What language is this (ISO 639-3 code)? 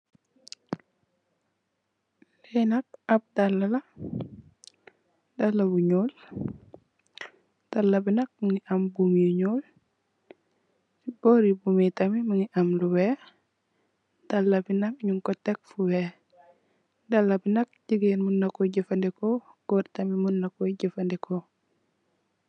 wol